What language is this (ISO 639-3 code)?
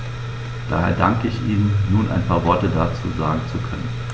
deu